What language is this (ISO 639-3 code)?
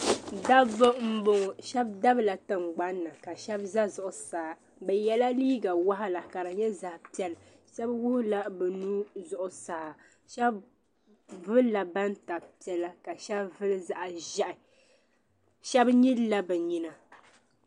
dag